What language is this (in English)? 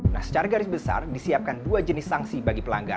Indonesian